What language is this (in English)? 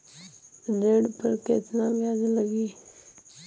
Bhojpuri